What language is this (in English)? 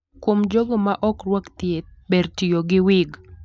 Luo (Kenya and Tanzania)